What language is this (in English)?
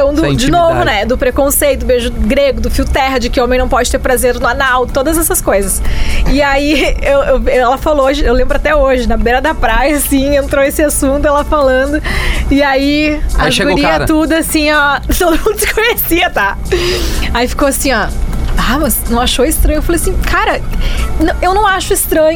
Portuguese